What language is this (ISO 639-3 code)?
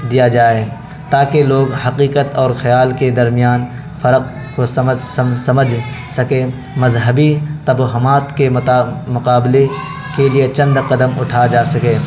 urd